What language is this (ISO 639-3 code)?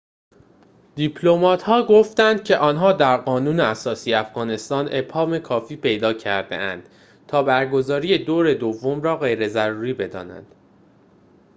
fas